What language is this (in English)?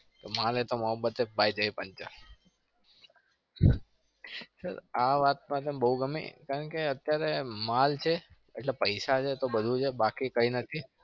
Gujarati